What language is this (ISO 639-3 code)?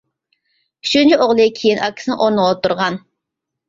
uig